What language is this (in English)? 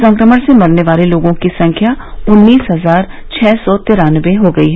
Hindi